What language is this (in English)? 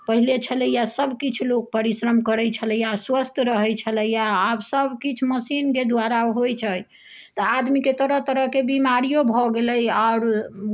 Maithili